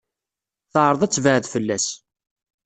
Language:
Kabyle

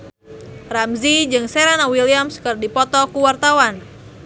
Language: Sundanese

